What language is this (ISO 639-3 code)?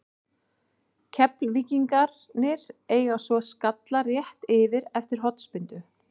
isl